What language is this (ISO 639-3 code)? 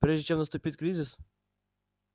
rus